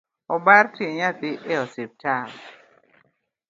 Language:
Luo (Kenya and Tanzania)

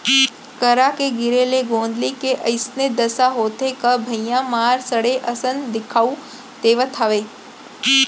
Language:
Chhattisgarhi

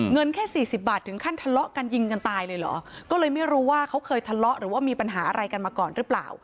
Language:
Thai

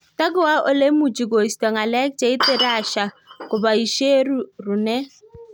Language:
Kalenjin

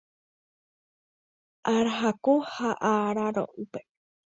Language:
Guarani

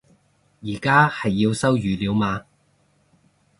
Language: Cantonese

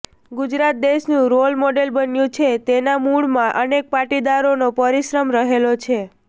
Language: Gujarati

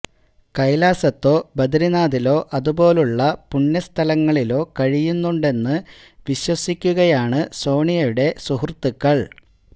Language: Malayalam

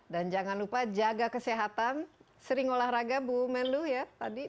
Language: Indonesian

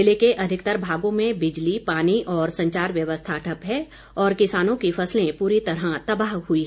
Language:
Hindi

